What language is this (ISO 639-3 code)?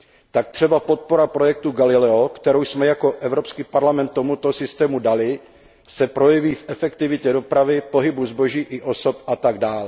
ces